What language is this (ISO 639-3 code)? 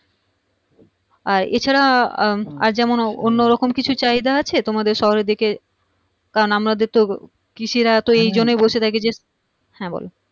ben